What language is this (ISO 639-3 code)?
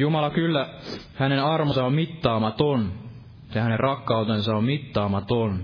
fin